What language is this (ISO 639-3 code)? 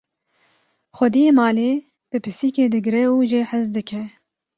kur